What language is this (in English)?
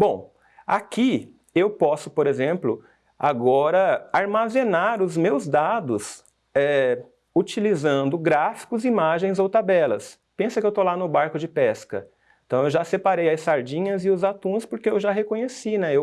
Portuguese